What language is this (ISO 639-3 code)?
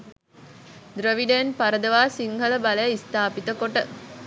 sin